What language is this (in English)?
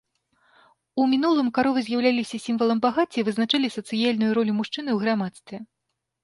Belarusian